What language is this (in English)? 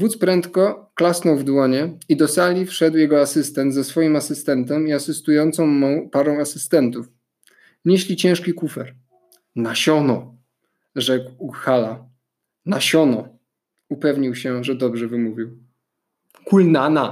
Polish